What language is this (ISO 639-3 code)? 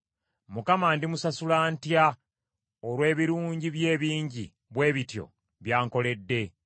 lug